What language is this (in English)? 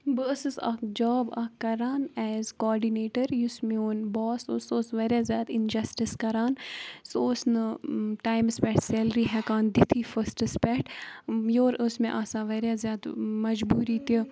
Kashmiri